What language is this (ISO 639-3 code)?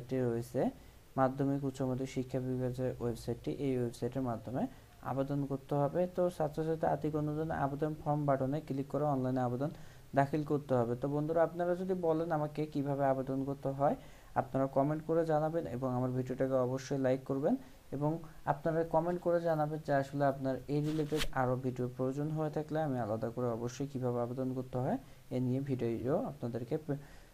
tur